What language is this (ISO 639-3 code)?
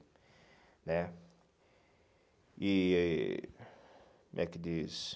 por